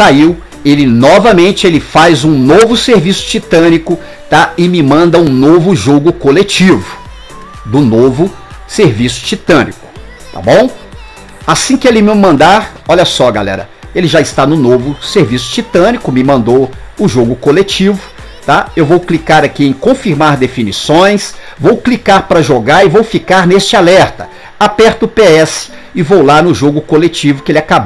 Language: Portuguese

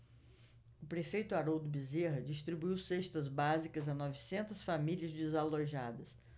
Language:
Portuguese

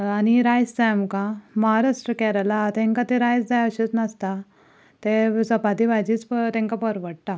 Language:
Konkani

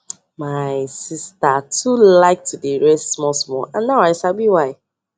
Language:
Nigerian Pidgin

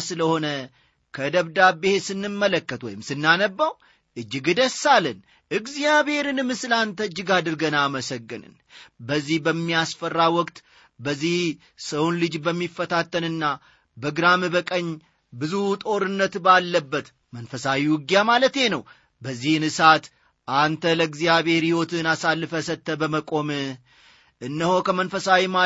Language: Amharic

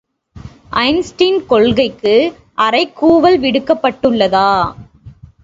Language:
Tamil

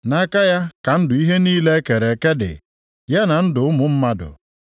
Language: Igbo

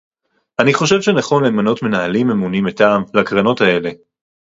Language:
Hebrew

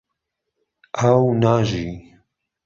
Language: Central Kurdish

